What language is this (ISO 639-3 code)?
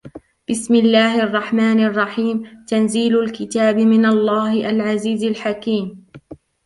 ara